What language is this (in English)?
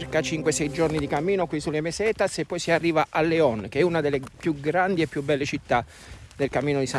Italian